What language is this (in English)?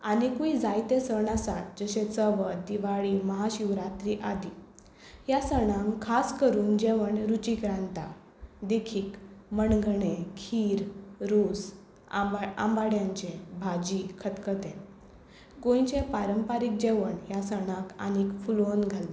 Konkani